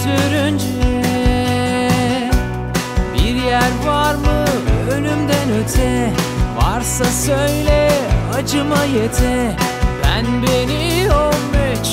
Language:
Turkish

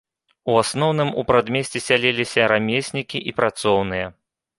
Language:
Belarusian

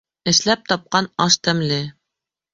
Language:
Bashkir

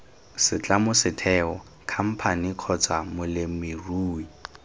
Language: Tswana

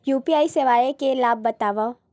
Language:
Chhattisgarhi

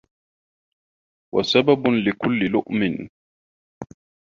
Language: Arabic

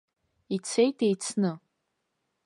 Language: Abkhazian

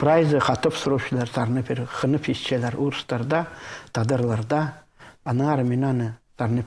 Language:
Russian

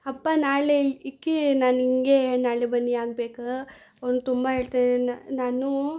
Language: Kannada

